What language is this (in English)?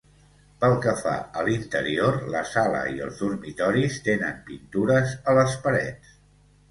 Catalan